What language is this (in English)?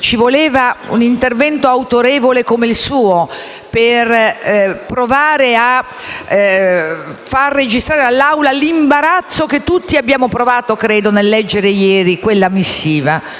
Italian